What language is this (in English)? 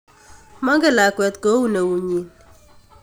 Kalenjin